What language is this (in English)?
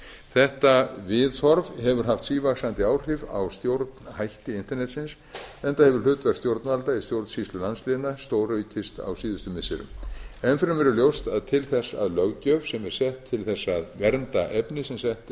Icelandic